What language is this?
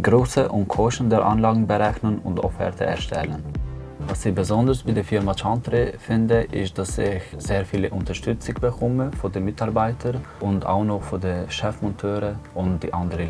German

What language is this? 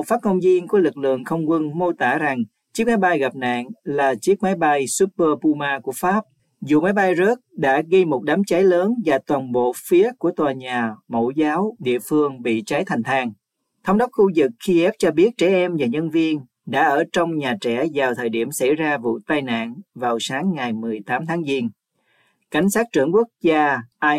Vietnamese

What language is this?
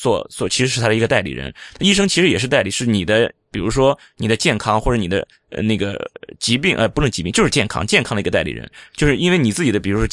Chinese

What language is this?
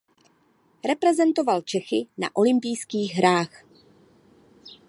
Czech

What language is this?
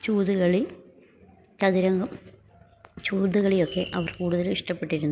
Malayalam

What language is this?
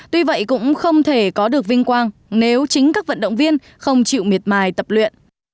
Vietnamese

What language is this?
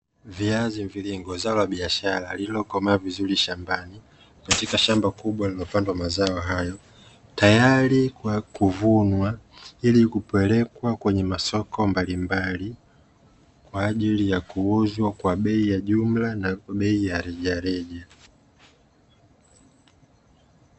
Swahili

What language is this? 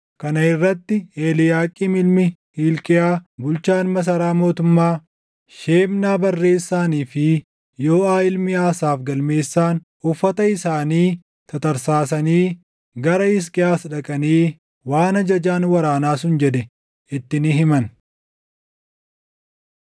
Oromo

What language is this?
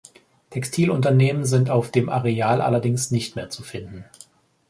German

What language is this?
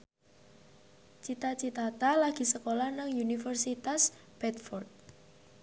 Javanese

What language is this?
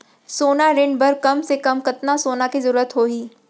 Chhattisgarhi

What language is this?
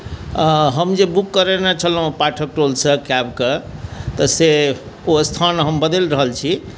Maithili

